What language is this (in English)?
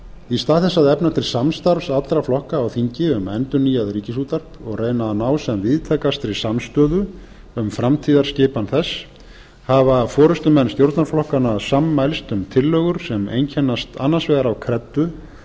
Icelandic